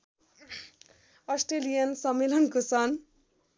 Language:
Nepali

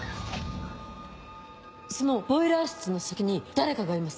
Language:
Japanese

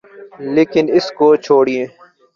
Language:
Urdu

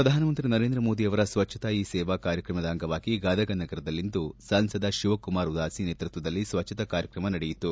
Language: Kannada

